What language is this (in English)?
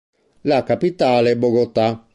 Italian